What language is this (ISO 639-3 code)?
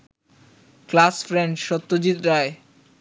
ben